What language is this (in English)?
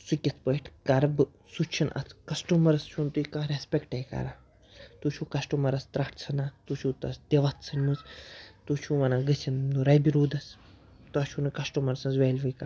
Kashmiri